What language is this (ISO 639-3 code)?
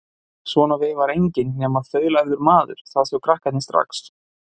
isl